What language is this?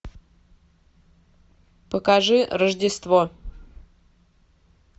Russian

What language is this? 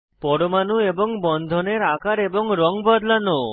Bangla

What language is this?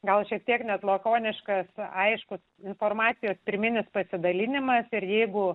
Lithuanian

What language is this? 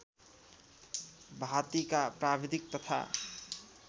Nepali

